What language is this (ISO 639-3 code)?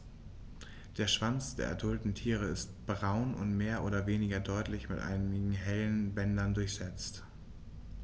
deu